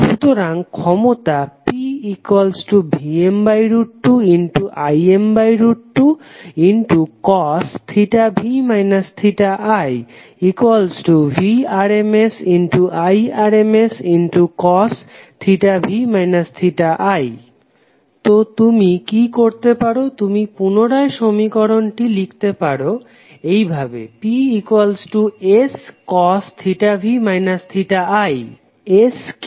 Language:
Bangla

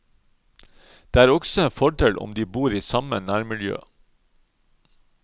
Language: Norwegian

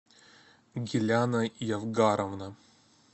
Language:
Russian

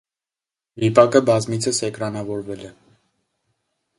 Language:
Armenian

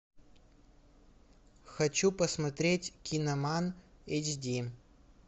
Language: Russian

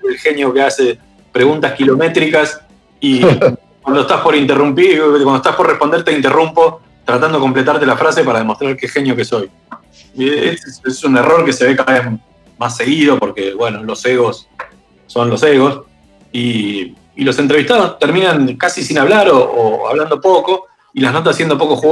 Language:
Spanish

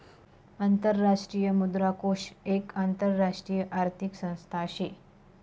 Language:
Marathi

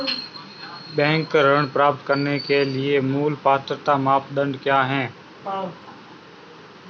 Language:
Hindi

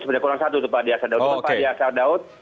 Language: Indonesian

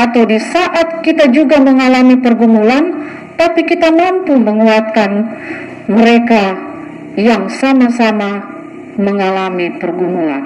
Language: Indonesian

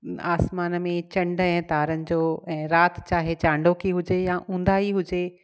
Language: Sindhi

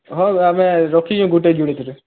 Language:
Odia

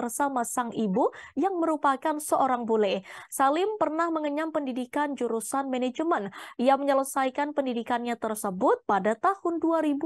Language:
Indonesian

